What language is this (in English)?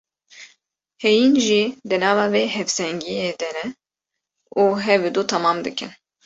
Kurdish